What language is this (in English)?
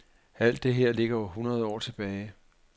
Danish